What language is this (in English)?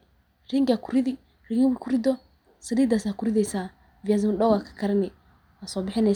Somali